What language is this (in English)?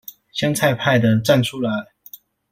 Chinese